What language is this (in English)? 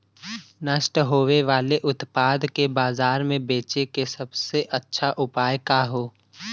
Bhojpuri